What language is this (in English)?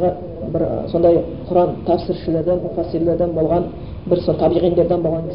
Bulgarian